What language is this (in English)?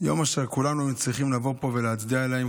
Hebrew